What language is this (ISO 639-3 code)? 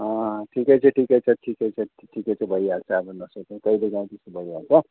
nep